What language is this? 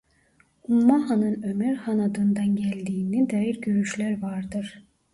Turkish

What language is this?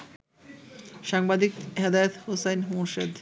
Bangla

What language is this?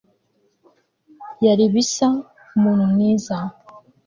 Kinyarwanda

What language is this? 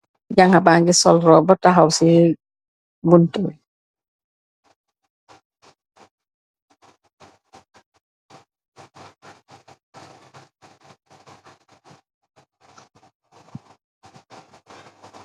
Wolof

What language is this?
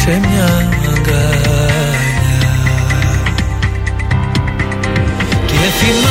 Greek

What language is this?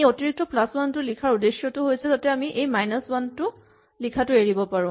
Assamese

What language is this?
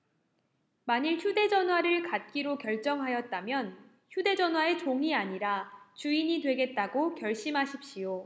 Korean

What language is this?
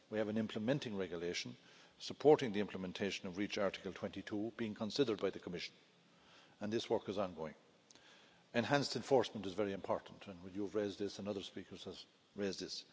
English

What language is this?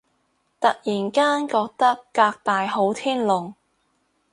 Cantonese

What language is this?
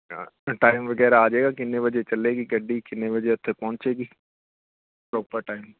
Punjabi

